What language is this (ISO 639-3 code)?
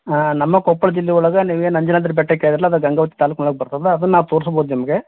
kan